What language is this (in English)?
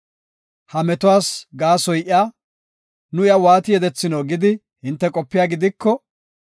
Gofa